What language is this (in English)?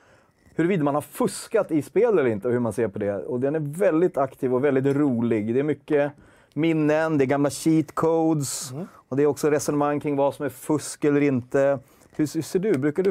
Swedish